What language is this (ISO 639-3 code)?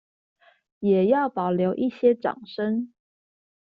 zho